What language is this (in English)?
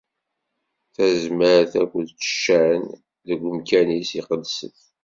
Kabyle